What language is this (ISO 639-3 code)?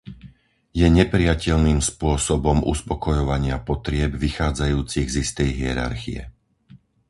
slk